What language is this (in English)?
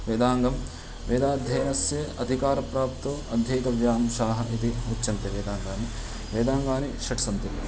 Sanskrit